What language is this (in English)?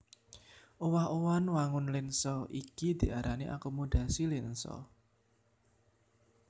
Javanese